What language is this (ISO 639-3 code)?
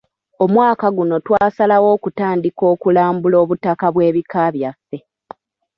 lug